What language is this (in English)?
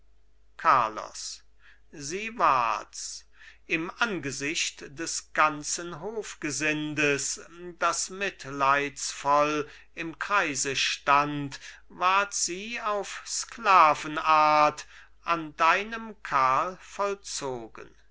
German